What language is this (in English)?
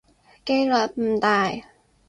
Cantonese